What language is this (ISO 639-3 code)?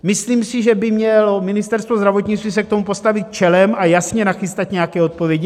ces